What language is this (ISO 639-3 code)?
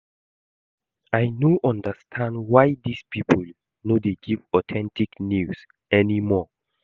pcm